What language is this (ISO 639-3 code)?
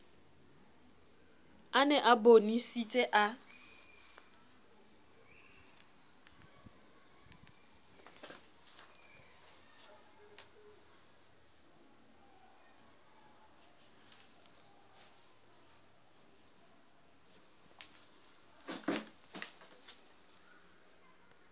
sot